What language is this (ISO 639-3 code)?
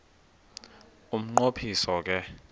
xho